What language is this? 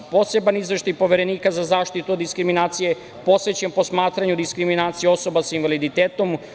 Serbian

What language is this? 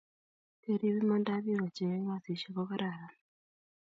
Kalenjin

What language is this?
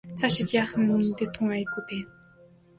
Mongolian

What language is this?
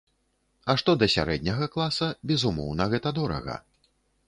Belarusian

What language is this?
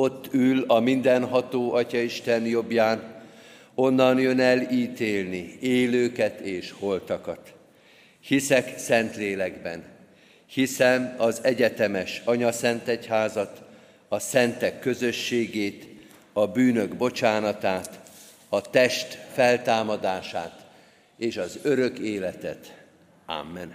Hungarian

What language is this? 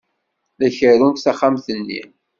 Kabyle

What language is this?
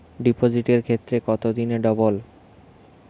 Bangla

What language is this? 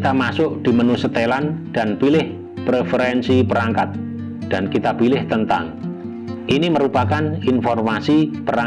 Indonesian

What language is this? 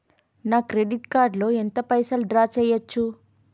Telugu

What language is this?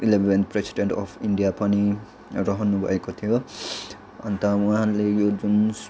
Nepali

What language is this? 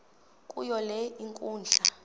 Xhosa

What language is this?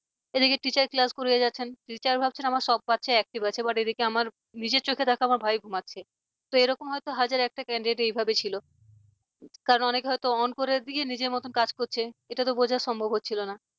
Bangla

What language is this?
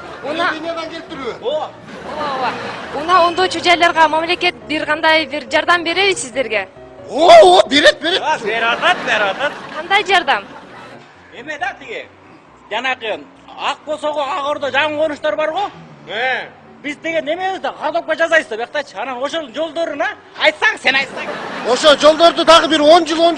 Turkish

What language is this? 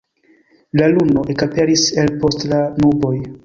Esperanto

